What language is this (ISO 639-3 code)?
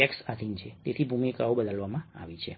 guj